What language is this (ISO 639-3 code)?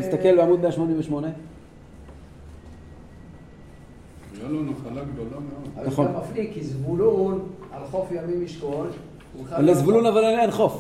heb